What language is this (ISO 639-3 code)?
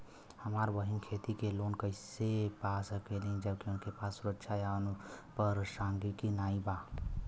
bho